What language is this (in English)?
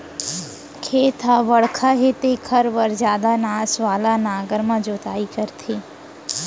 Chhattisgarhi